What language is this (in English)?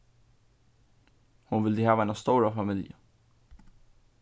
Faroese